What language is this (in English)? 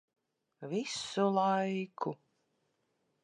Latvian